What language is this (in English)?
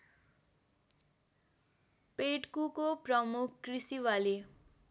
Nepali